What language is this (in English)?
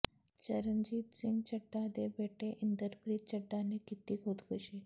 Punjabi